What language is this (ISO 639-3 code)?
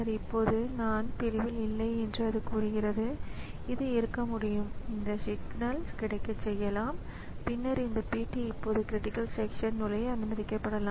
tam